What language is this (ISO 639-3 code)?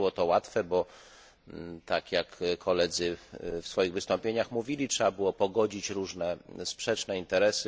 pol